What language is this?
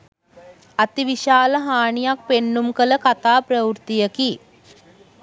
Sinhala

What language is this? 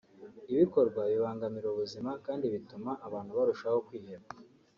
Kinyarwanda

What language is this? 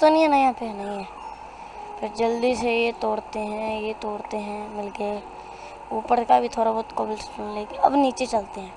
Urdu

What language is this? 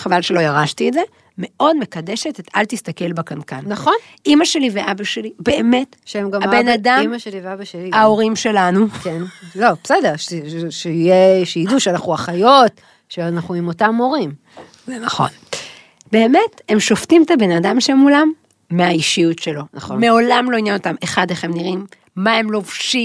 Hebrew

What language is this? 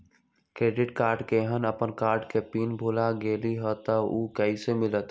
Magahi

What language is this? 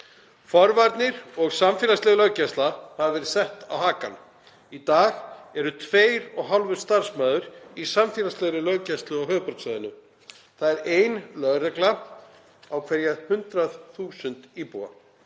Icelandic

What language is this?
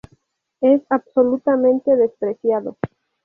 Spanish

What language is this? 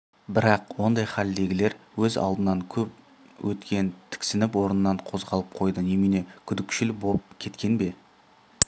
Kazakh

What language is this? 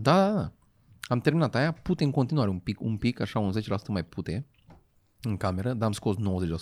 Romanian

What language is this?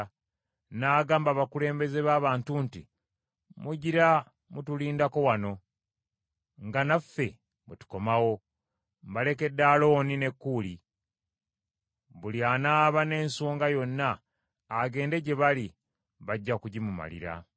Ganda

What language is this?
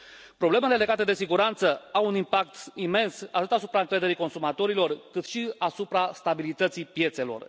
Romanian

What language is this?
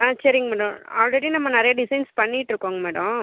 Tamil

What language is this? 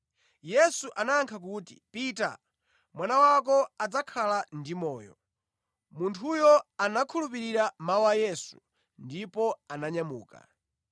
Nyanja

